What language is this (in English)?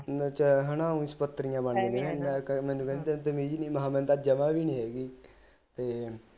Punjabi